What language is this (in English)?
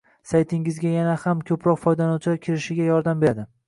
Uzbek